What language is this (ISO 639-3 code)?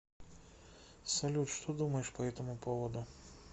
rus